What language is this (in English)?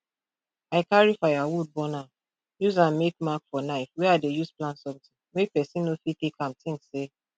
Nigerian Pidgin